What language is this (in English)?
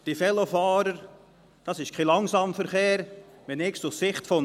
Swiss German